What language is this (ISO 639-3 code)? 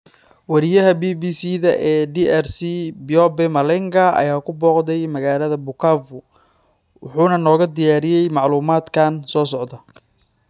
som